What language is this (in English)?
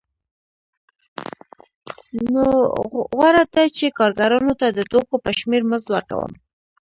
Pashto